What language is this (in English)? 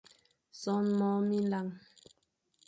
Fang